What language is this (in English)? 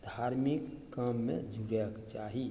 Maithili